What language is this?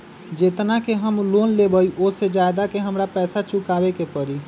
Magahi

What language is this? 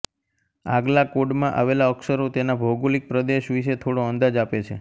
Gujarati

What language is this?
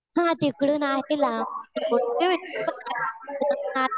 Marathi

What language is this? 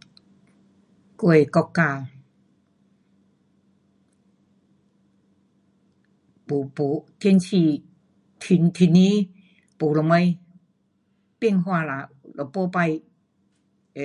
Pu-Xian Chinese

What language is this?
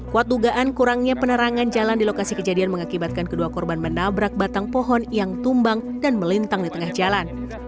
Indonesian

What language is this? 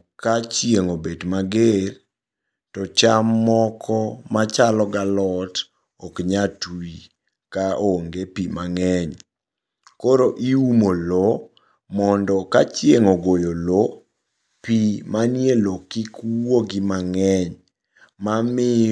Luo (Kenya and Tanzania)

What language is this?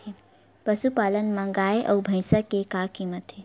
Chhattisgarhi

